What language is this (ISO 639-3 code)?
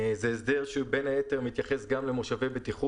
heb